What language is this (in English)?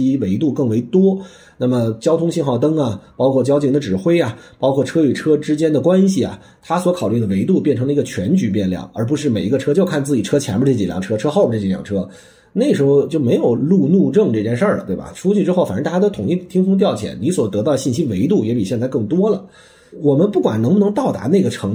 Chinese